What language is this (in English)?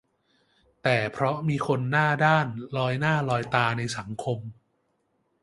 Thai